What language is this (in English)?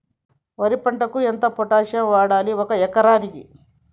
Telugu